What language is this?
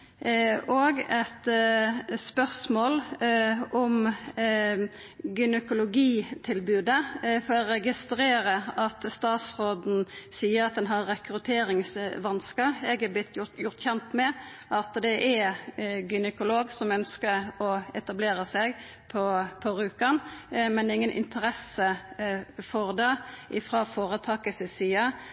Norwegian Nynorsk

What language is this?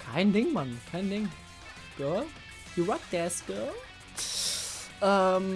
German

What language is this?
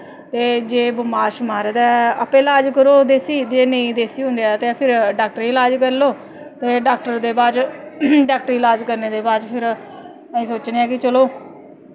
Dogri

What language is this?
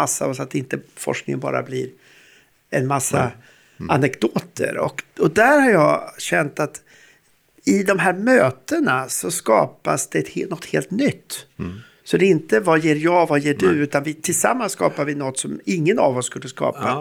Swedish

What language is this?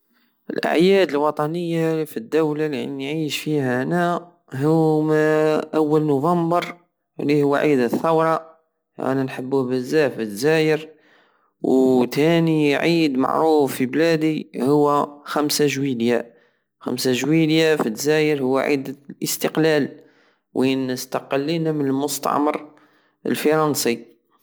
Algerian Saharan Arabic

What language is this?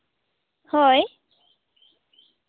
Santali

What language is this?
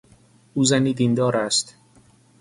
Persian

